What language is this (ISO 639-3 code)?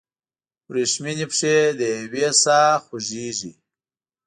pus